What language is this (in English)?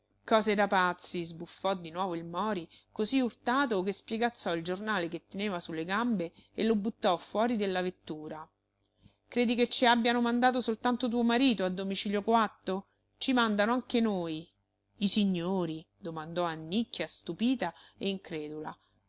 Italian